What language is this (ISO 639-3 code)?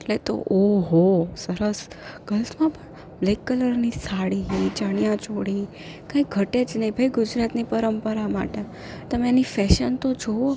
guj